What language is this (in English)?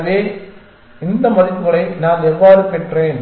Tamil